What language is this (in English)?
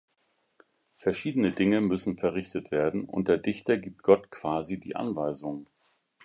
German